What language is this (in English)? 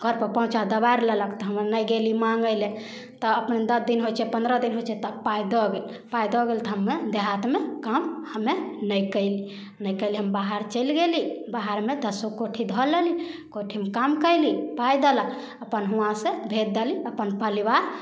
Maithili